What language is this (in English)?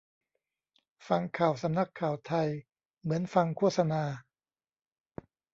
Thai